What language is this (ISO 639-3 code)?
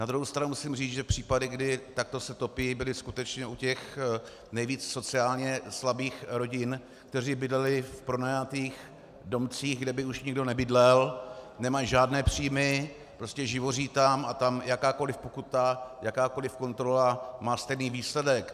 ces